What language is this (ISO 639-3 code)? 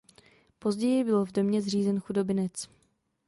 ces